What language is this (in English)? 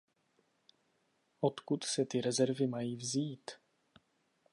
Czech